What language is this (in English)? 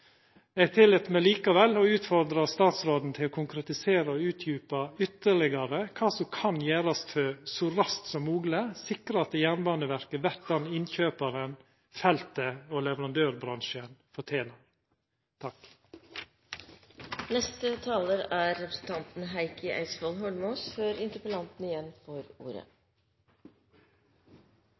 Norwegian